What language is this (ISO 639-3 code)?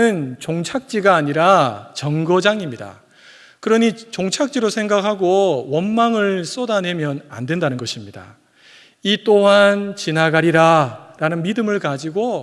kor